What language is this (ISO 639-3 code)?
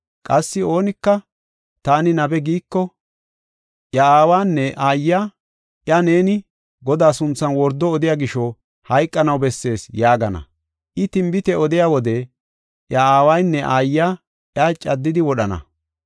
gof